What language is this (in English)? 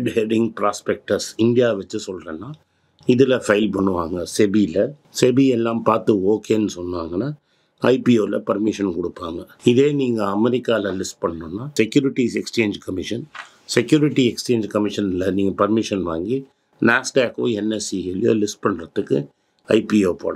Tamil